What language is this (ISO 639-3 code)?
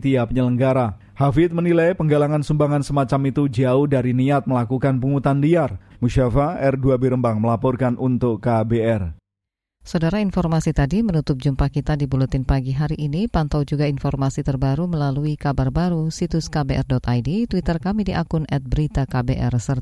ind